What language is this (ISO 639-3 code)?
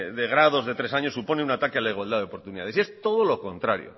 spa